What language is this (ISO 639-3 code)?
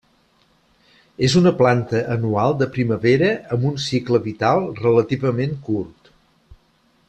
cat